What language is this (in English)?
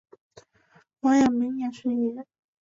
Chinese